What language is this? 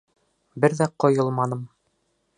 Bashkir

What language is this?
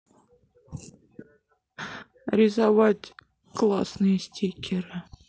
Russian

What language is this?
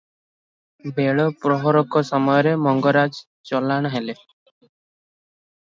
Odia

